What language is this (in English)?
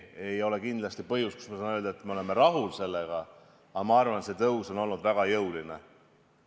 Estonian